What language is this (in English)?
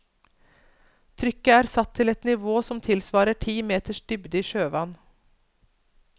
Norwegian